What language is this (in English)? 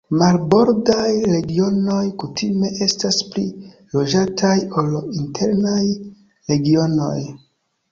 Esperanto